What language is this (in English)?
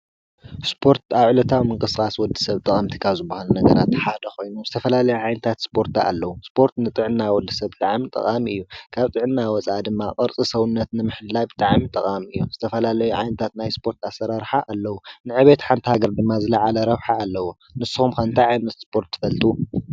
Tigrinya